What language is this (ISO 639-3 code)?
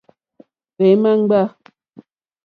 bri